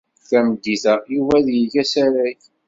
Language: Kabyle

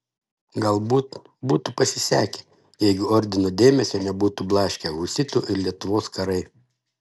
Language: Lithuanian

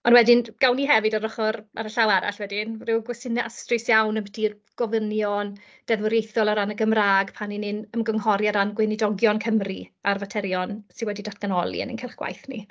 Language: Welsh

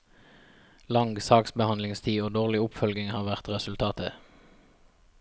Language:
Norwegian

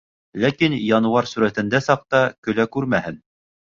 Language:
Bashkir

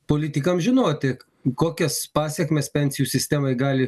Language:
Lithuanian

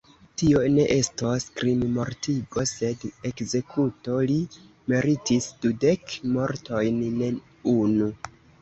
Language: Esperanto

